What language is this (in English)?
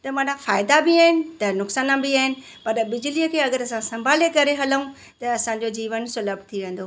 Sindhi